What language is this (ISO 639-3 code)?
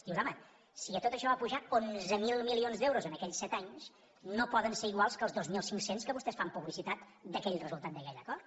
cat